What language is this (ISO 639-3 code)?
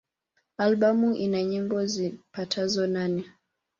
swa